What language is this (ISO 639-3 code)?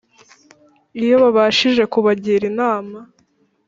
kin